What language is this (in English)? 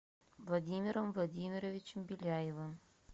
Russian